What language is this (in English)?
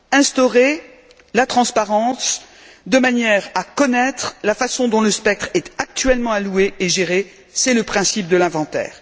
French